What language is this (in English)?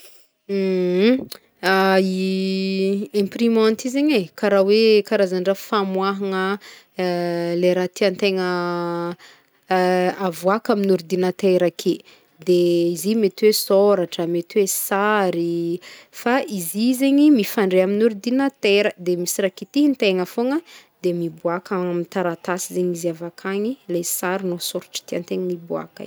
Northern Betsimisaraka Malagasy